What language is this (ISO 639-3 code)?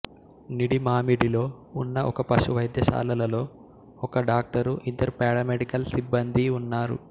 tel